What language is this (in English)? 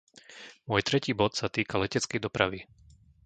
Slovak